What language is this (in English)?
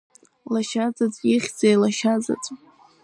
Abkhazian